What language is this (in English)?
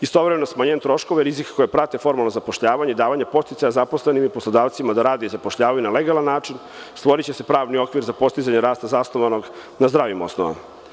Serbian